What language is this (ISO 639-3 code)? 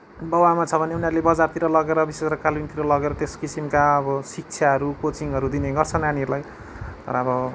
nep